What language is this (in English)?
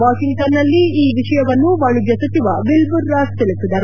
Kannada